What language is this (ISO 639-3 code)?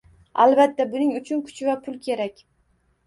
uzb